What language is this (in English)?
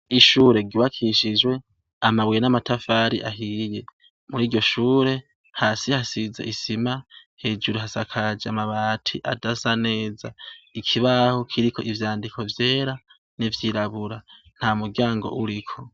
Rundi